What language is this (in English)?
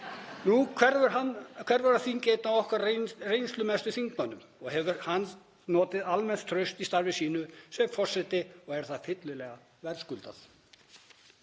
Icelandic